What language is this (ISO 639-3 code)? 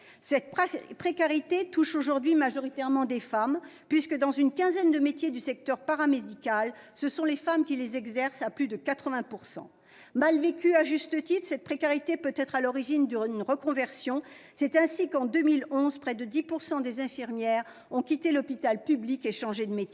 fra